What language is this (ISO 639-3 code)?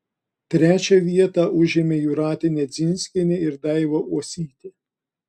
lit